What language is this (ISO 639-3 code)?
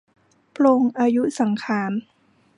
tha